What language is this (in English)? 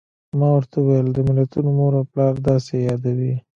Pashto